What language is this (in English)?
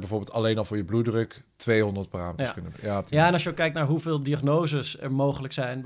Dutch